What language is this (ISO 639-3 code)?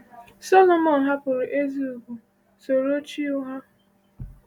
ibo